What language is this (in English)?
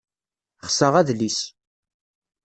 Kabyle